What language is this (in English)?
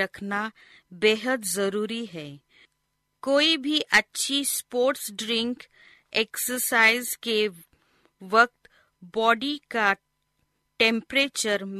Hindi